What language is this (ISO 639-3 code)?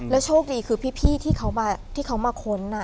tha